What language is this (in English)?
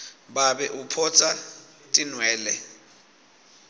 Swati